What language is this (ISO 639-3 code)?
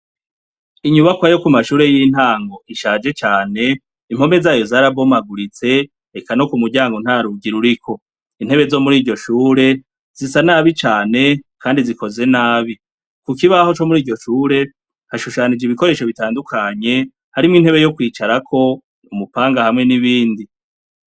run